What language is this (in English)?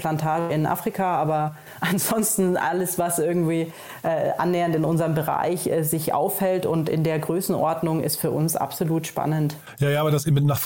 German